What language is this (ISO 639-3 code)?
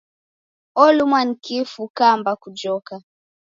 dav